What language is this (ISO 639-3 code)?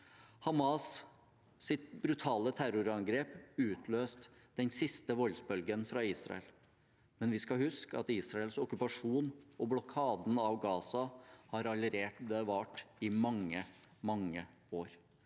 nor